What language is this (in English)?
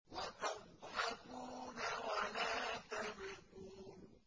Arabic